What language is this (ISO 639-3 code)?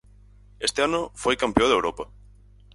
glg